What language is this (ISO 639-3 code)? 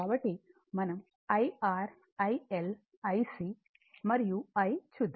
tel